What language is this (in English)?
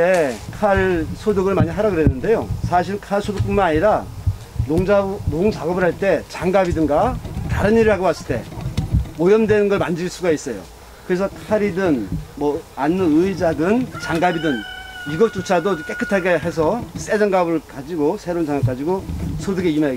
Korean